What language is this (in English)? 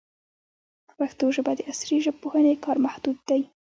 Pashto